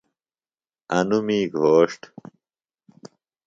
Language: Phalura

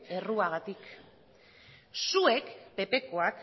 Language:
Basque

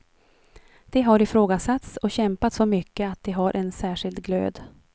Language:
Swedish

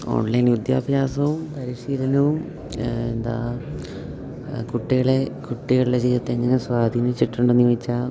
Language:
Malayalam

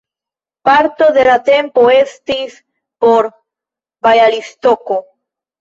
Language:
Esperanto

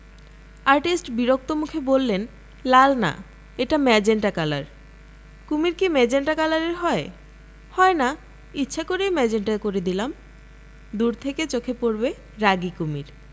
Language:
Bangla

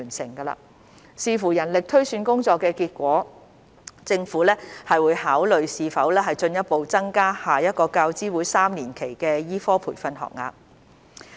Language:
Cantonese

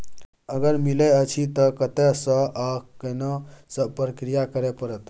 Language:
Maithili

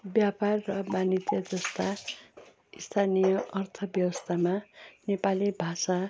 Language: Nepali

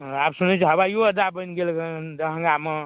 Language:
Maithili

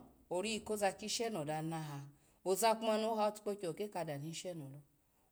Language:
Alago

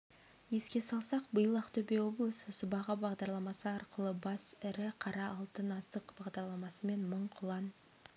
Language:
Kazakh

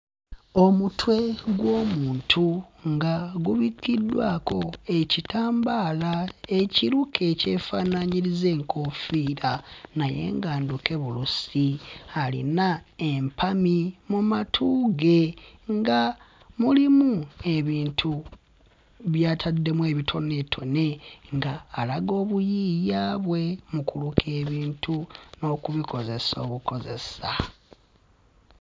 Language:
Ganda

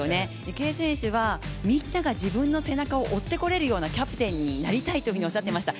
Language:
Japanese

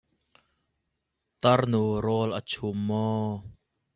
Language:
Hakha Chin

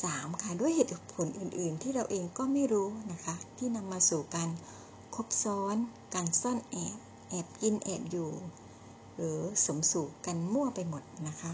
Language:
Thai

